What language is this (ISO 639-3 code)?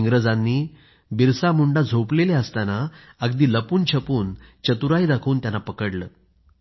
mar